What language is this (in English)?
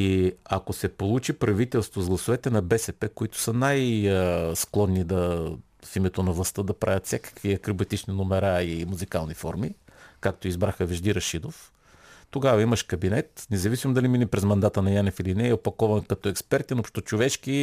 Bulgarian